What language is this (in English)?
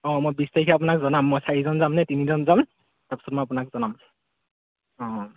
Assamese